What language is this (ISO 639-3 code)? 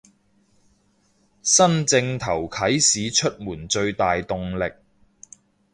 yue